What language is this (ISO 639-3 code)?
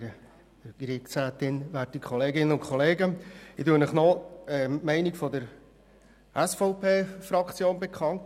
gsw